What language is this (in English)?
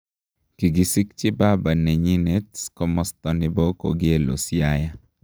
Kalenjin